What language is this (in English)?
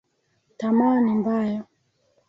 Swahili